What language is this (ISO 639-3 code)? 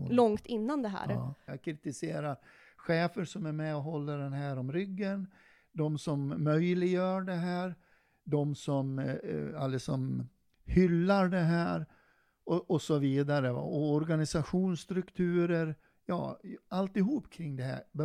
swe